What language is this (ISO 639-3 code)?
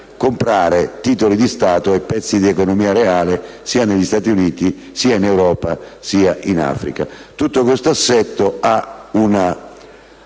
ita